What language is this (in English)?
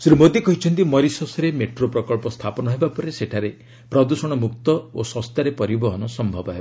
Odia